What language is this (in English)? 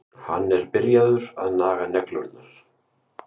Icelandic